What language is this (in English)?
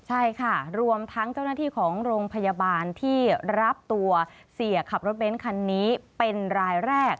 Thai